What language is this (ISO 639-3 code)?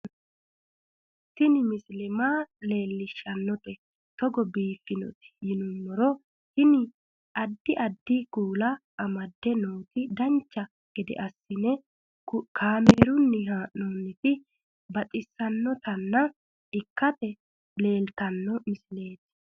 sid